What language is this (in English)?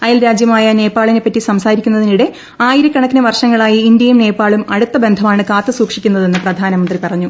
Malayalam